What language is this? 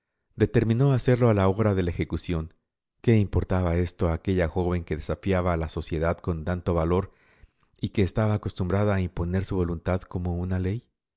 Spanish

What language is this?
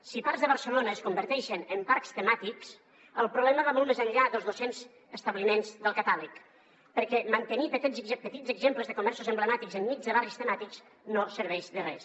Catalan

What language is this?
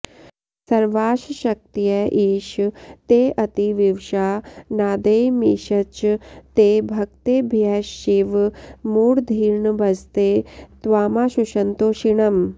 Sanskrit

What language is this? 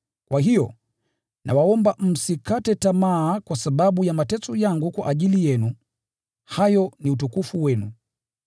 Swahili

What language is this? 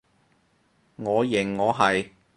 Cantonese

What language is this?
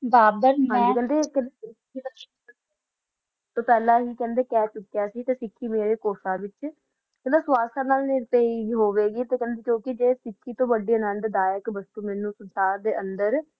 Punjabi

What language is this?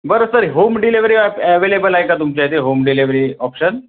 Marathi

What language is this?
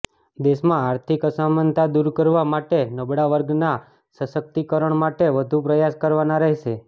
Gujarati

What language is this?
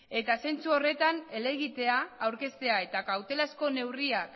Basque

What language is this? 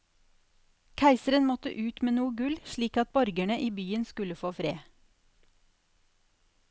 Norwegian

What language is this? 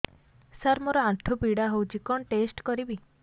Odia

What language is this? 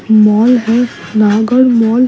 Hindi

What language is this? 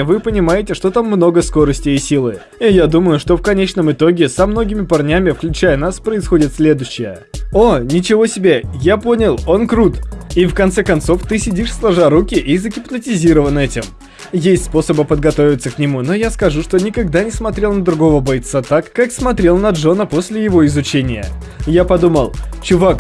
Russian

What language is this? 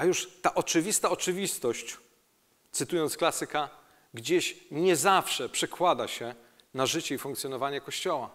Polish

